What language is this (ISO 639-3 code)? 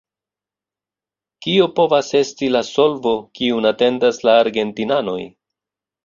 epo